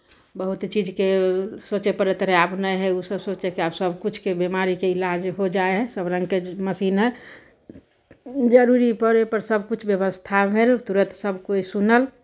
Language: Maithili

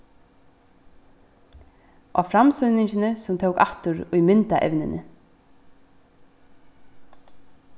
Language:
Faroese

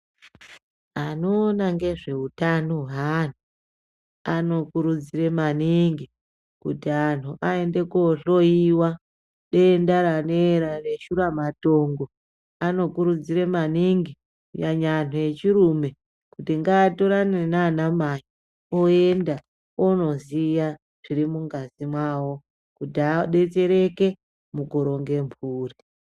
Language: Ndau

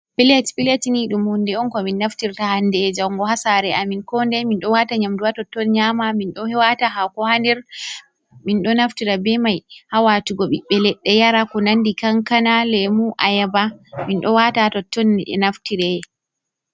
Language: Fula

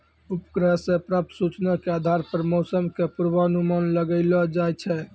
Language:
Maithili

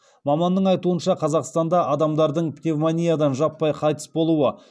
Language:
Kazakh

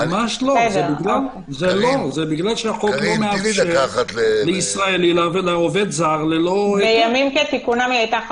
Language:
Hebrew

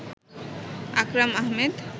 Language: Bangla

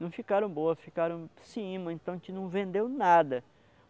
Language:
Portuguese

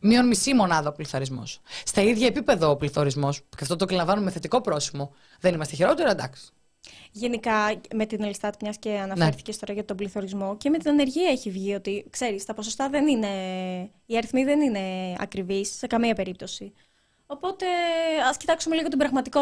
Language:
Greek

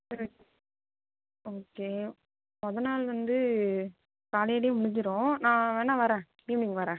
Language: Tamil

